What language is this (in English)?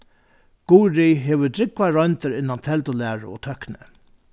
Faroese